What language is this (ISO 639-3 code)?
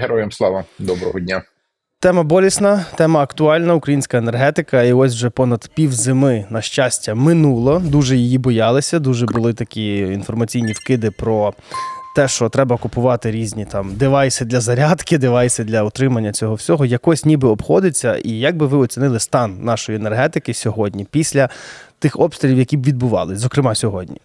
ukr